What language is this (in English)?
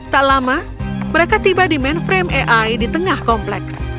Indonesian